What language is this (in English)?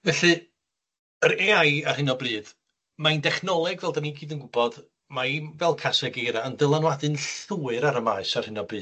Welsh